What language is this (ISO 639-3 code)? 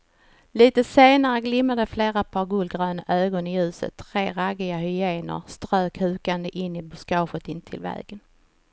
swe